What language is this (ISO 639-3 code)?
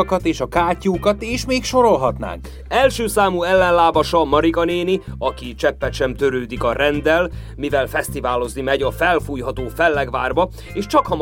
hun